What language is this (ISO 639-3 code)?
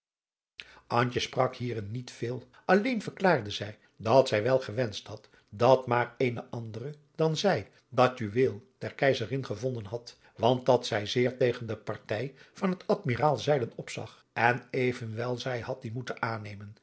nld